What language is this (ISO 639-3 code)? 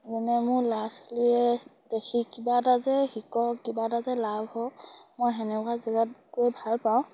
asm